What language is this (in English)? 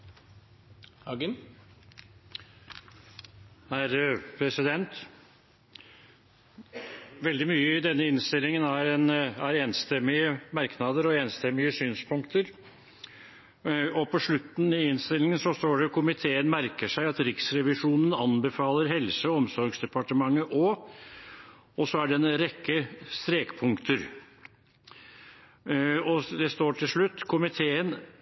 Norwegian